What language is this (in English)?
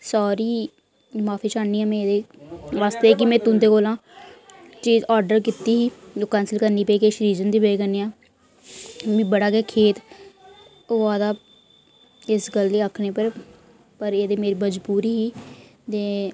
Dogri